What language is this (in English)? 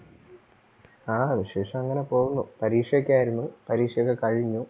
Malayalam